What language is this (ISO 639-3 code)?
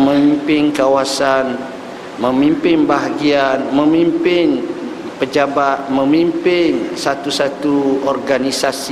msa